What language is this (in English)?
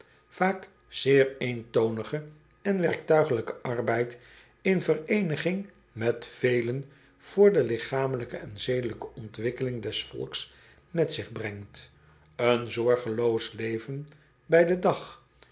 Dutch